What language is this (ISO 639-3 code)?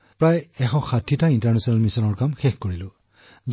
asm